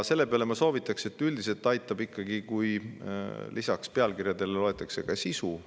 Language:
Estonian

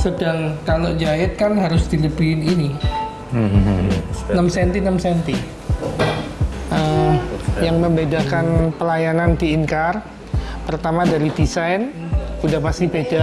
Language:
Indonesian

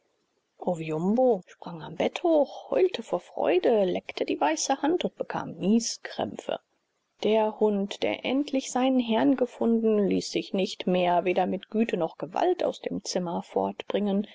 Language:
German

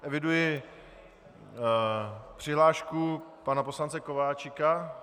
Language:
Czech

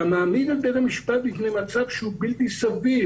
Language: Hebrew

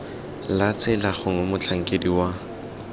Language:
Tswana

